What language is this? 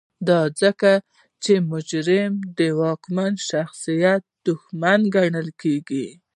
Pashto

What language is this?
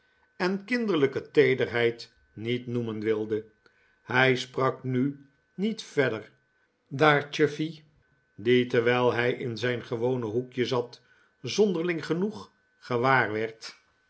Dutch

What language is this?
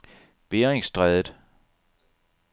Danish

